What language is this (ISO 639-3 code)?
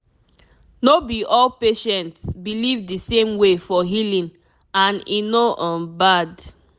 pcm